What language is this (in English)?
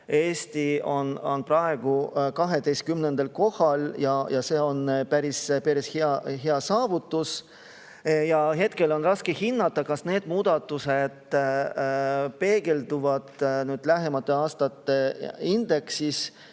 Estonian